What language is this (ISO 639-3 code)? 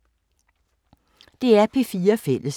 dan